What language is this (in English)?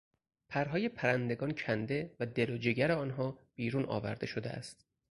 Persian